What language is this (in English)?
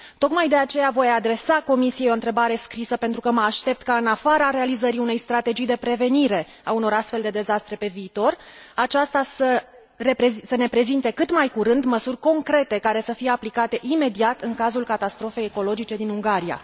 Romanian